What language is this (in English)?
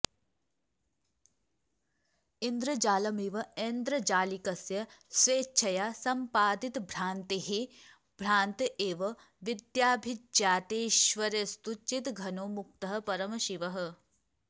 Sanskrit